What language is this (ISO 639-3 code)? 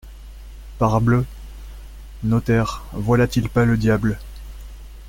fra